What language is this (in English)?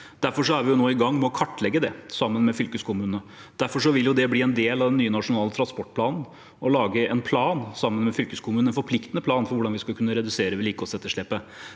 Norwegian